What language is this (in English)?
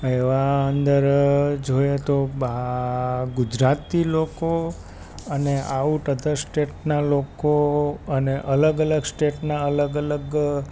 Gujarati